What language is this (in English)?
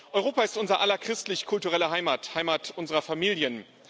German